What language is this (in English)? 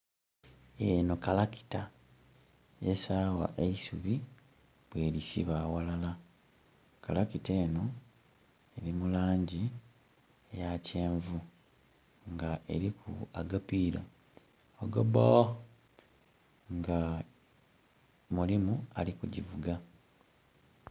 Soga